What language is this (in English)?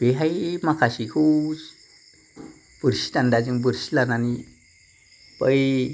Bodo